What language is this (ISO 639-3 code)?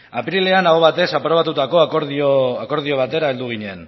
eus